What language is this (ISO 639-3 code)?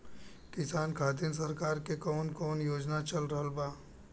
bho